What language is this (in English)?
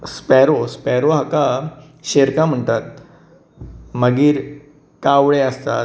Konkani